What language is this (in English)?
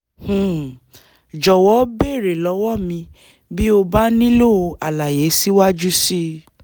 Yoruba